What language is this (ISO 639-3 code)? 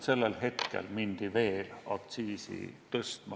est